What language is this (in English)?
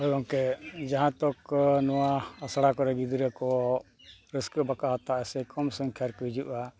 Santali